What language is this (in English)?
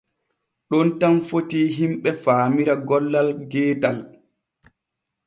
Borgu Fulfulde